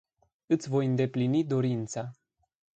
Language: Romanian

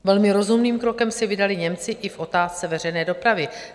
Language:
Czech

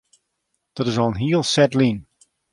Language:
Western Frisian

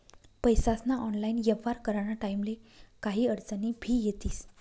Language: Marathi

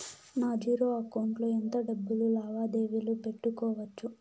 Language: Telugu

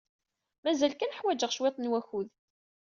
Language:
Kabyle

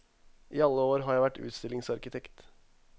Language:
Norwegian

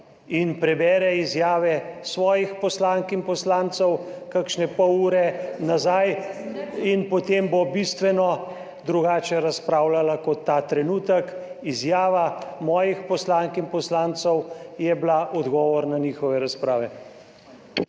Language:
Slovenian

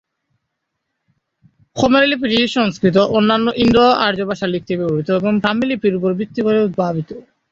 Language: Bangla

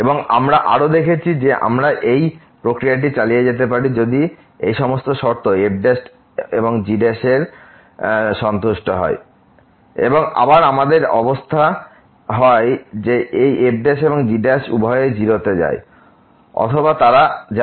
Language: Bangla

